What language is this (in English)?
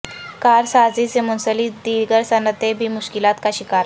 Urdu